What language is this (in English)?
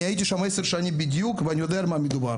Hebrew